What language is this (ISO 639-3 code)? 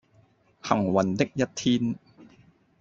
yue